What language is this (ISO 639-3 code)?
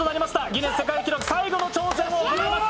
jpn